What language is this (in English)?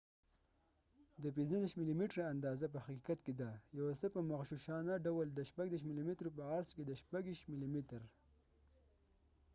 Pashto